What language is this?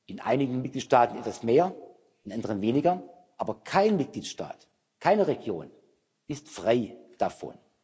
German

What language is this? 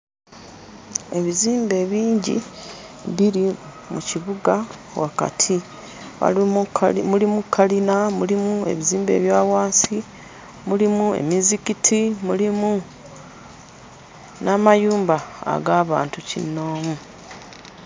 Ganda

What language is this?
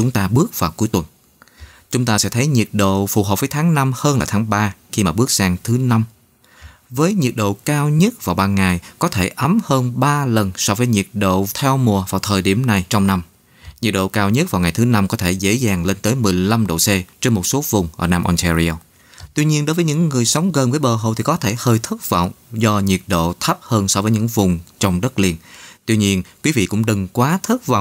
Vietnamese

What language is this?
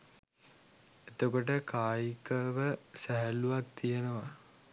Sinhala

